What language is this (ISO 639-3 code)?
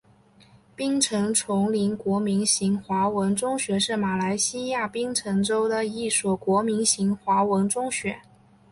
zho